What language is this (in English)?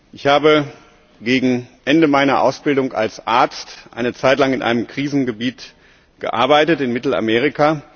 German